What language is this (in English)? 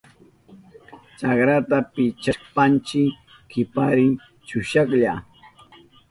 Southern Pastaza Quechua